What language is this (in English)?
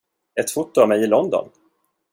Swedish